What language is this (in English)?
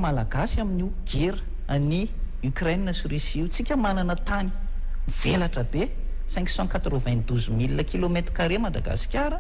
Indonesian